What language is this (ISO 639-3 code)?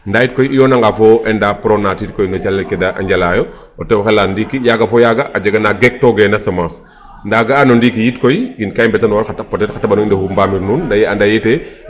srr